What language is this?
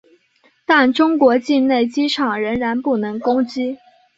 Chinese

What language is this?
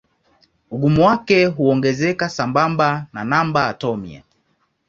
Swahili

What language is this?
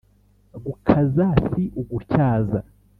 Kinyarwanda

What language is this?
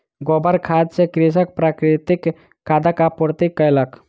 Maithili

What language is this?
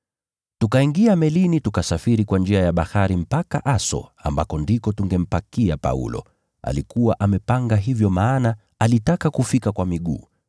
Swahili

